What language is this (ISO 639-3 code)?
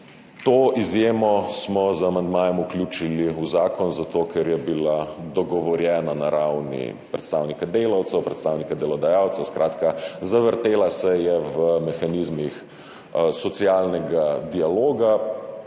slv